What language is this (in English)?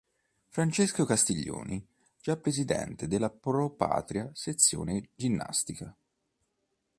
Italian